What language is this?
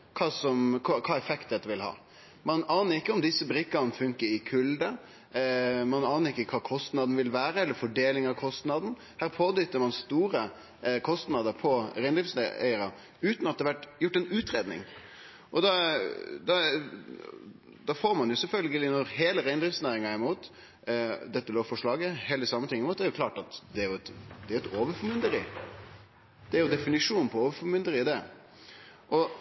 Norwegian Nynorsk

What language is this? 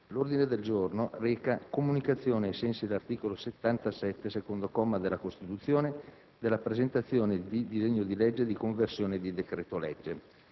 Italian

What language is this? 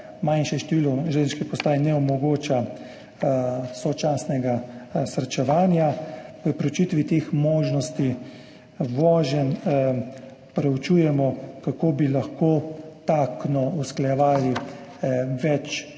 Slovenian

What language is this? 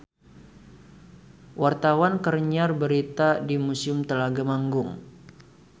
Sundanese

